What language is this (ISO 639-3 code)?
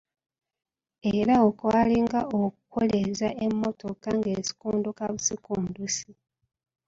lug